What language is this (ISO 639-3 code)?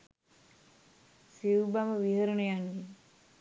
sin